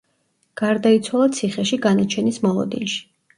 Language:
Georgian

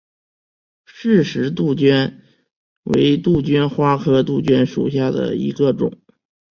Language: Chinese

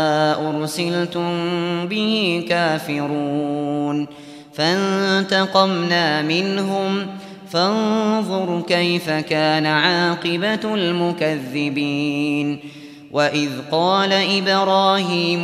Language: Arabic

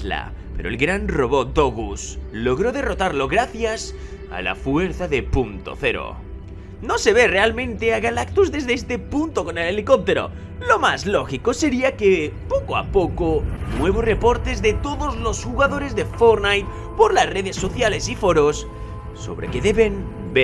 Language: Spanish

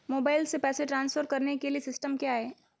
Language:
Hindi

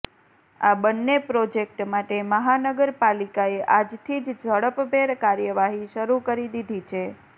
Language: Gujarati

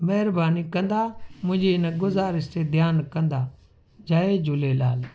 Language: Sindhi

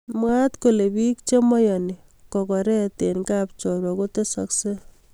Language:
Kalenjin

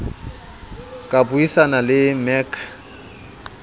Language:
Southern Sotho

